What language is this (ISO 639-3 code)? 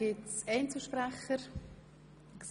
gsw